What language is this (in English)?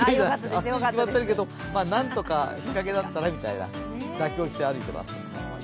Japanese